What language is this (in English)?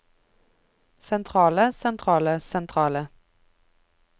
Norwegian